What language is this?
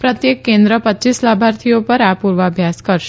Gujarati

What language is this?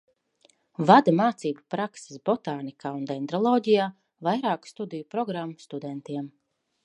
Latvian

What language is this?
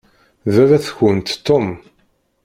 Kabyle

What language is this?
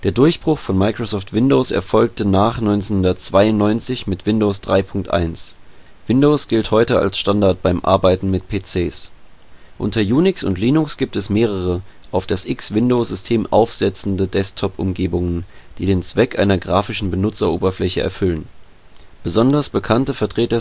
German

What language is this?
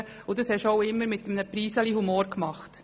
Swiss German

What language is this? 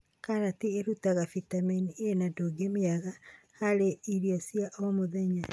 Kikuyu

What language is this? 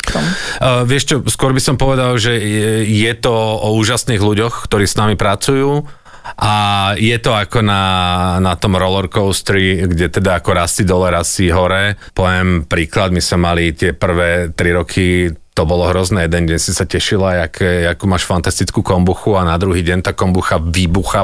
Slovak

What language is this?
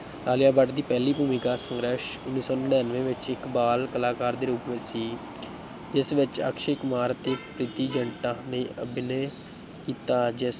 Punjabi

